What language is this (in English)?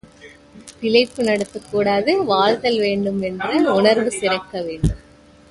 Tamil